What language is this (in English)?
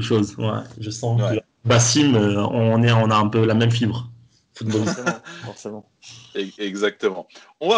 French